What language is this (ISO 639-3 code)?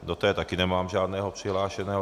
ces